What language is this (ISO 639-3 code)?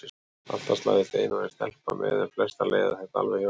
isl